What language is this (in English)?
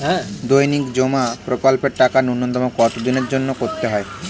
Bangla